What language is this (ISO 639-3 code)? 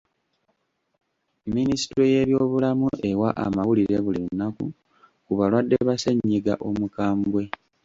lug